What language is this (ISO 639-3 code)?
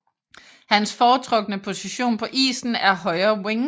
dan